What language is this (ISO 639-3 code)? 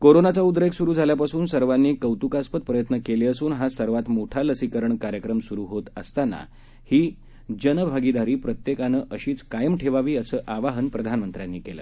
mar